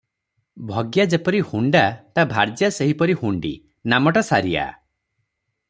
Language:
Odia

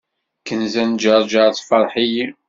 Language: Kabyle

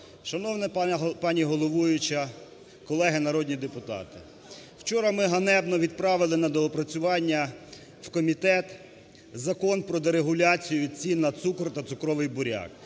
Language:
Ukrainian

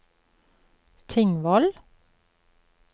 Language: Norwegian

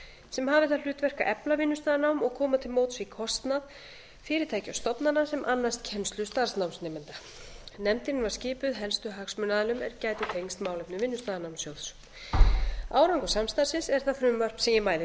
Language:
Icelandic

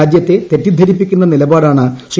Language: Malayalam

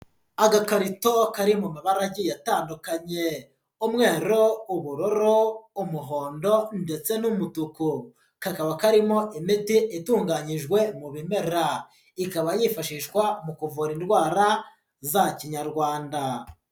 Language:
Kinyarwanda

